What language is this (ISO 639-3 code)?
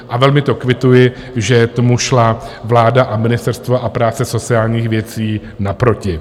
ces